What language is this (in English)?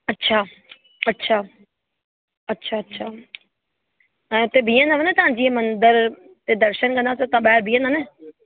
Sindhi